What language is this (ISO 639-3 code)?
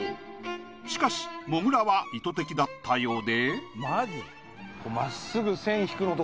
jpn